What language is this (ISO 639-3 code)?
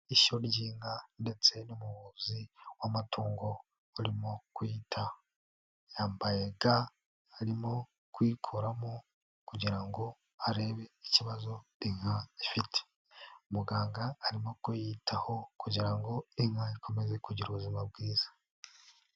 kin